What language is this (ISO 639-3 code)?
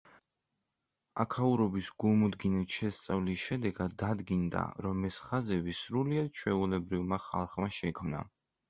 kat